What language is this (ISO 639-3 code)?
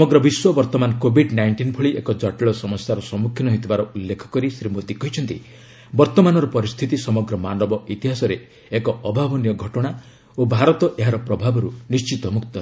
ori